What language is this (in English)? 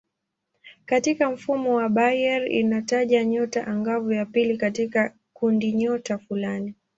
Swahili